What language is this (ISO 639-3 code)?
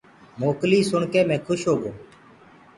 ggg